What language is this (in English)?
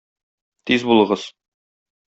Tatar